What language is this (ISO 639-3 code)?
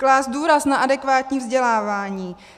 ces